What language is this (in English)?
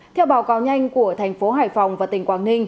Vietnamese